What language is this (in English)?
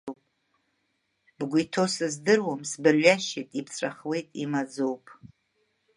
Abkhazian